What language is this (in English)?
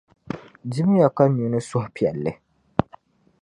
Dagbani